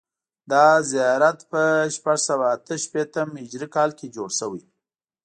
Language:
Pashto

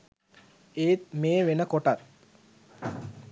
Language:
Sinhala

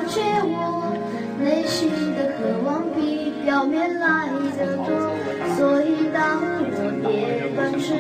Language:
Chinese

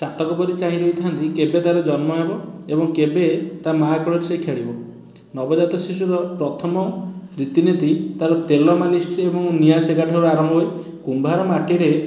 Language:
Odia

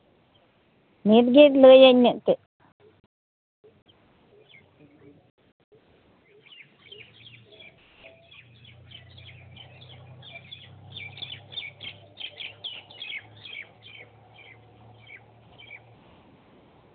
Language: Santali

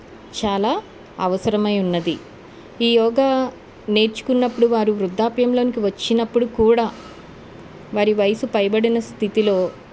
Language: Telugu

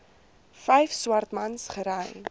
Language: Afrikaans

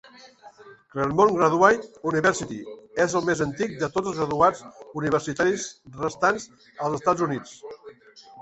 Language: Catalan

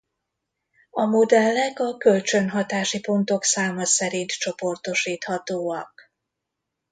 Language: Hungarian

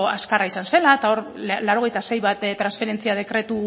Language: Basque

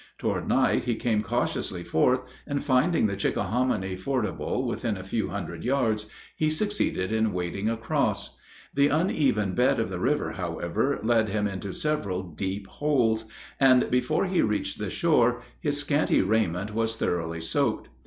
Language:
English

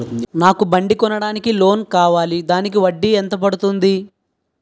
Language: Telugu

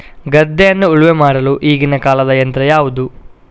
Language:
Kannada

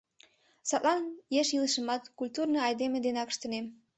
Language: Mari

